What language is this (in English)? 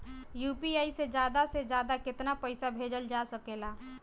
Bhojpuri